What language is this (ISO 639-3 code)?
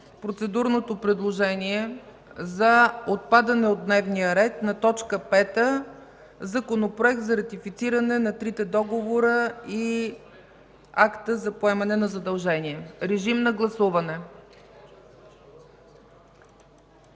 bul